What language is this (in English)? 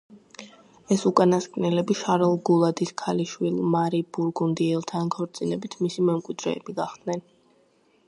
Georgian